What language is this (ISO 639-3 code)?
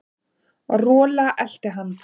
isl